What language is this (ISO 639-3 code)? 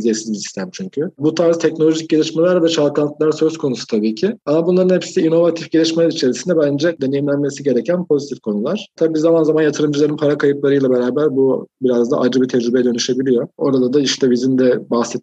tur